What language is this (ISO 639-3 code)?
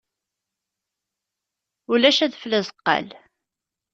kab